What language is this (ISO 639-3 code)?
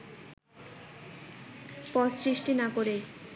ben